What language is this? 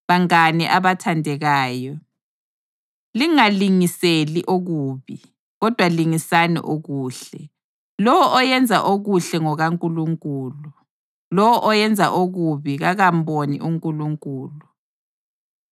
North Ndebele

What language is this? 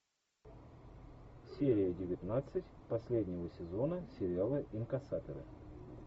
Russian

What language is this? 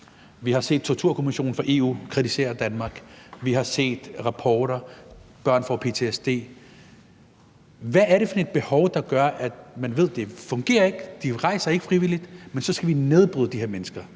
Danish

